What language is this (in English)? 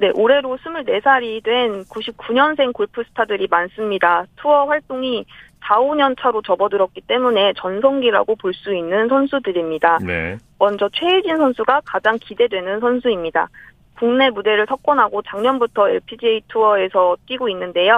Korean